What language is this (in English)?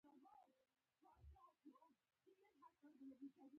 Pashto